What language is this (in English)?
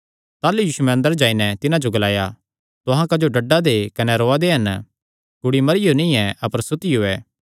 Kangri